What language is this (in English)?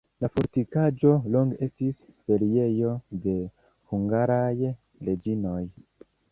Esperanto